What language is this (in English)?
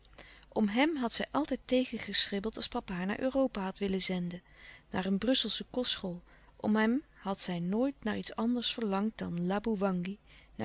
Dutch